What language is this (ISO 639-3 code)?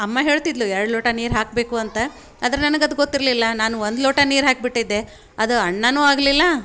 kan